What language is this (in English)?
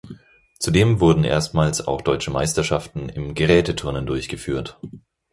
German